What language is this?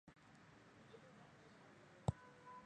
Chinese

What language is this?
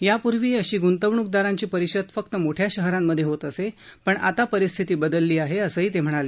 Marathi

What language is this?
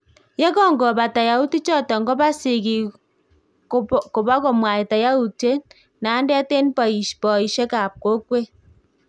Kalenjin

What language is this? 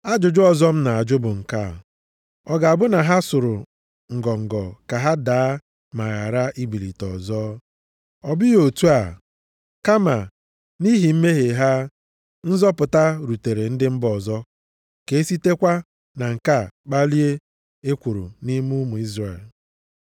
Igbo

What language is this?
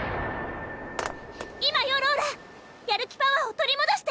Japanese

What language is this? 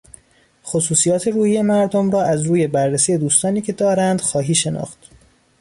Persian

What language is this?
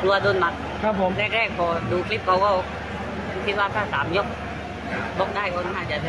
Thai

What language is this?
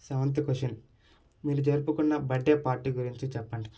Telugu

